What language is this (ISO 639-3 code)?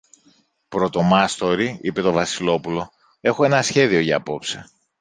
ell